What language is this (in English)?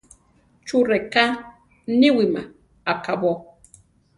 Central Tarahumara